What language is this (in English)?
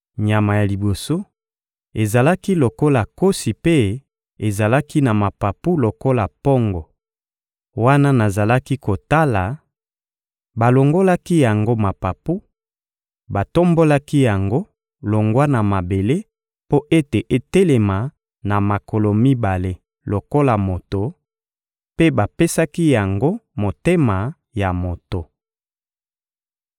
Lingala